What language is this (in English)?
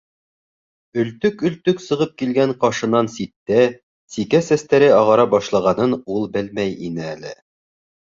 Bashkir